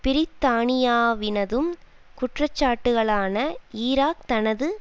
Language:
Tamil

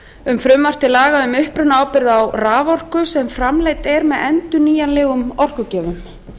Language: Icelandic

